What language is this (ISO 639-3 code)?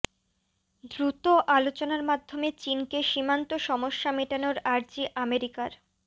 ben